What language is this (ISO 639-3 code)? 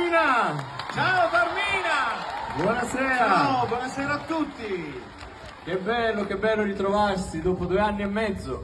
ita